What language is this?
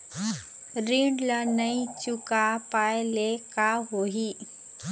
Chhattisgarhi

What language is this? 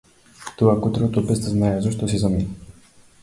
Macedonian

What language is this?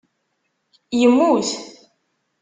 Kabyle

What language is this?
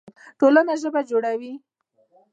Pashto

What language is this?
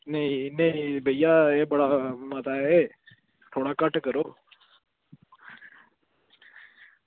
Dogri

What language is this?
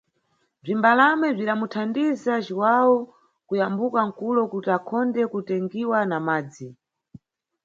Nyungwe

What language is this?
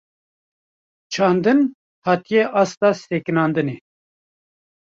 Kurdish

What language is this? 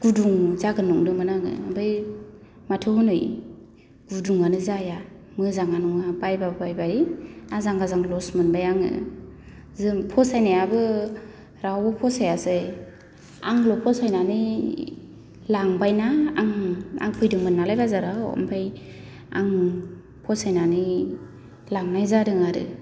Bodo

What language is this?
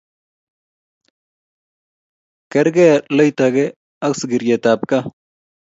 Kalenjin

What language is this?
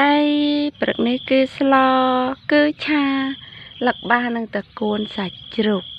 Thai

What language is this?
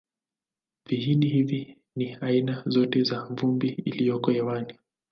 Swahili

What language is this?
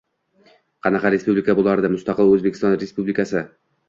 Uzbek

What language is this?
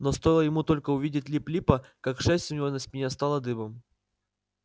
Russian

